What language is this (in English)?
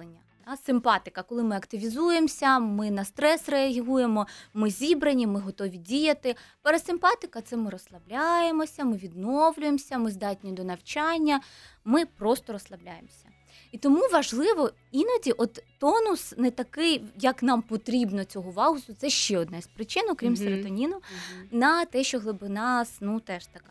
Ukrainian